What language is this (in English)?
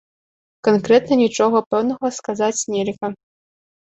Belarusian